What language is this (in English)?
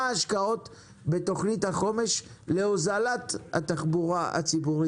Hebrew